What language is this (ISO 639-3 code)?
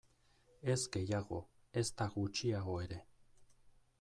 eus